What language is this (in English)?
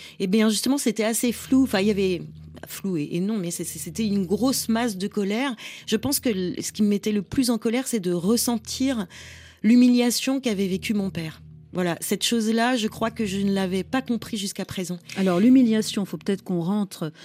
French